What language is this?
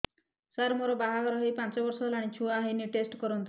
Odia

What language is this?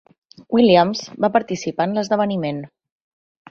Catalan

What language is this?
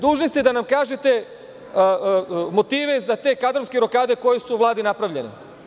Serbian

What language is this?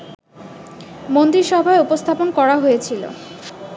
Bangla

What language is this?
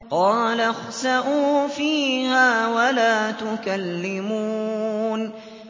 Arabic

